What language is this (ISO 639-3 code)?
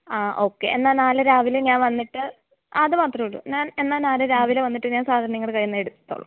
mal